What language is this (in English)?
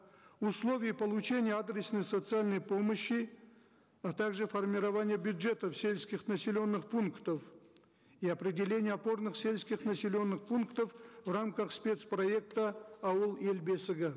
Kazakh